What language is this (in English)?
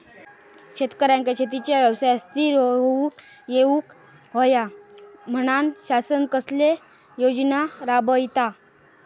Marathi